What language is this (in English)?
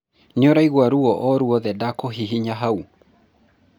Kikuyu